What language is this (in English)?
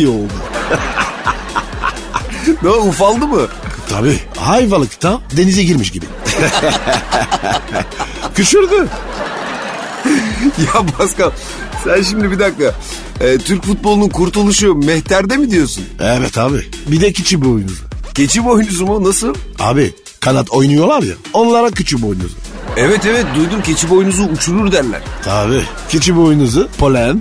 Turkish